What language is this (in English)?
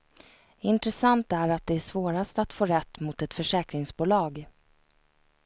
Swedish